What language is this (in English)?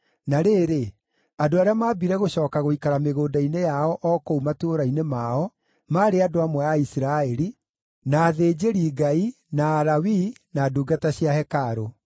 Kikuyu